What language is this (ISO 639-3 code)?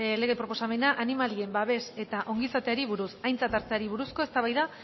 eus